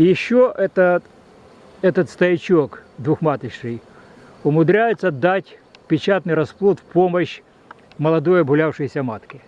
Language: Russian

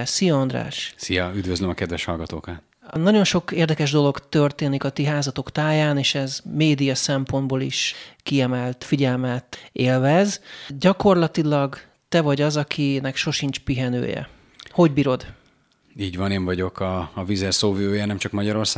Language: Hungarian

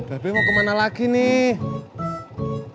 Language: Indonesian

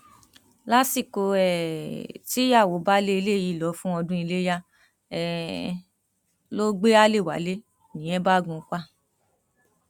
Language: Yoruba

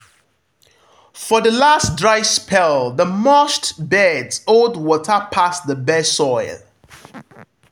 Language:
Nigerian Pidgin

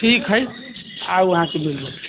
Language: Maithili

